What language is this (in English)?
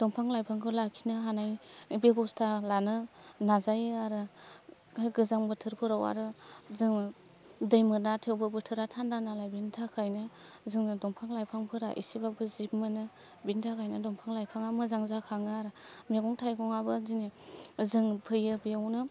Bodo